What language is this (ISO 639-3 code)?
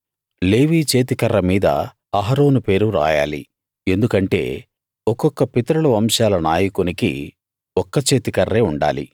tel